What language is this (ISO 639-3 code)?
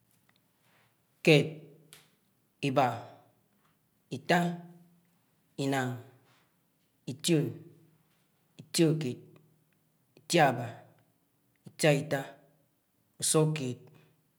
anw